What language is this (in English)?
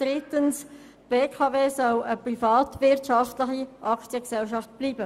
Swiss German